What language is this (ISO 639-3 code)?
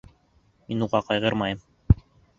bak